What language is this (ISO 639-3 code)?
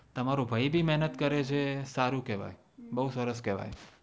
guj